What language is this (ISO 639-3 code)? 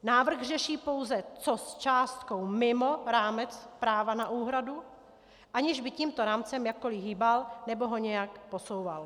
ces